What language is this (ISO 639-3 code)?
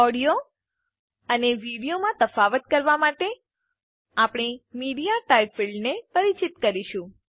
guj